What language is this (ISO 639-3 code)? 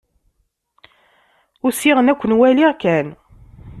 kab